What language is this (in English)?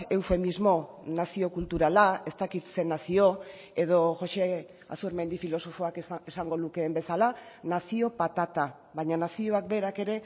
Basque